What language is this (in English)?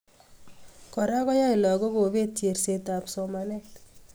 Kalenjin